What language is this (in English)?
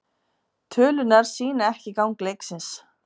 Icelandic